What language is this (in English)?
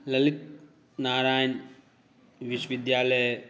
Maithili